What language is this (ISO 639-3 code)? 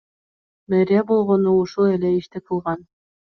kir